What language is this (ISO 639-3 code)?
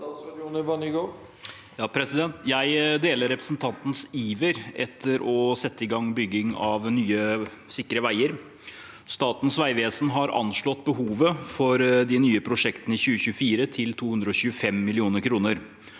nor